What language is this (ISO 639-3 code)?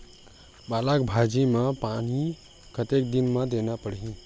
hne